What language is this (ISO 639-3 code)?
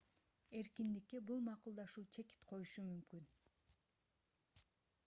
kir